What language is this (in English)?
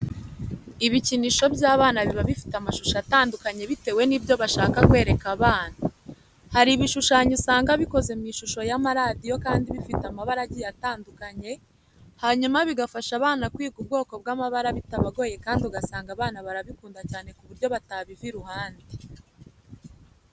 Kinyarwanda